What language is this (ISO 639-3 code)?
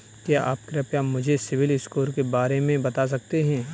hin